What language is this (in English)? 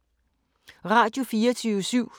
Danish